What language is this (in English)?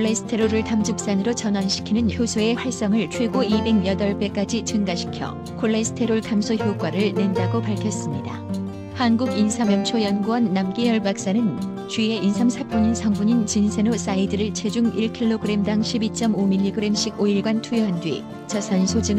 Korean